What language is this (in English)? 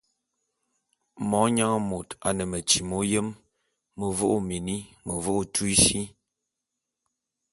Bulu